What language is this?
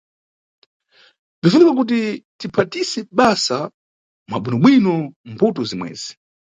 Nyungwe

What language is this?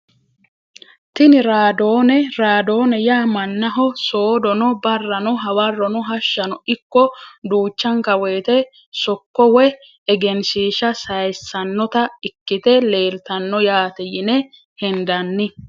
Sidamo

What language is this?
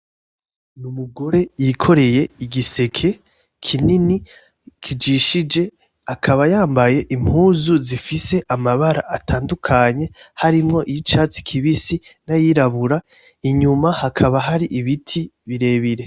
Rundi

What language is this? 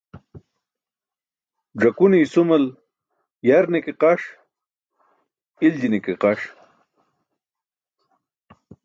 Burushaski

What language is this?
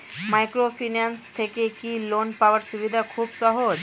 Bangla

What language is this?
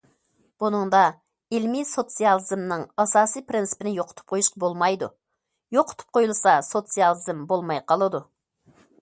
Uyghur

